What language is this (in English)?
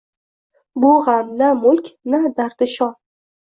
Uzbek